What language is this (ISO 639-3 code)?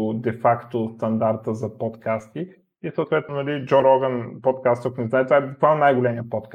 bul